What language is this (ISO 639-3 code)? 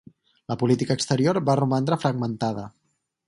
cat